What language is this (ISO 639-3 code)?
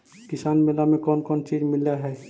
mag